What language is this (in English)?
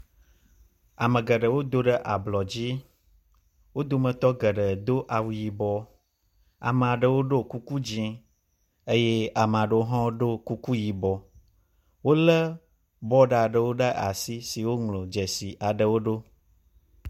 Ewe